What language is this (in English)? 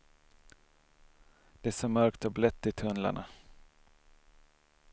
Swedish